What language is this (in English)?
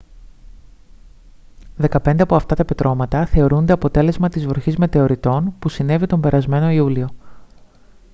Greek